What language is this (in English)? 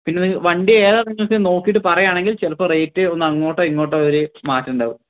Malayalam